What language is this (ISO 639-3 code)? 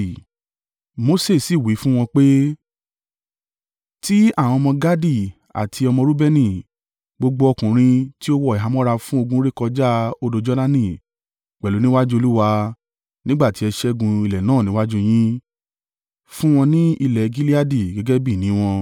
yor